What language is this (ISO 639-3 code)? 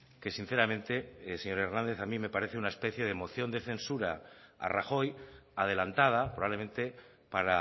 spa